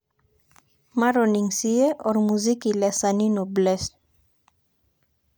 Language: Masai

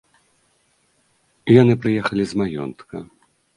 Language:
Belarusian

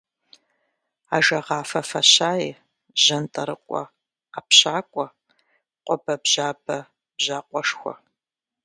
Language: Kabardian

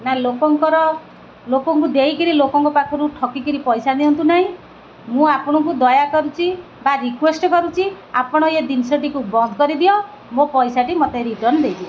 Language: Odia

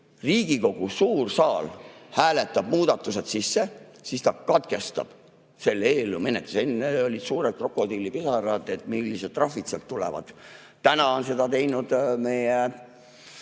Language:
Estonian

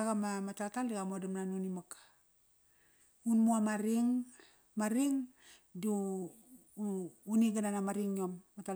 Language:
Kairak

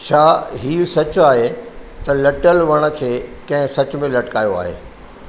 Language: Sindhi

